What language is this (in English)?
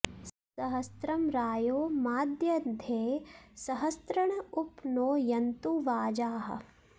Sanskrit